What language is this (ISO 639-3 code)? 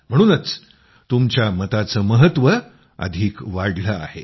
mar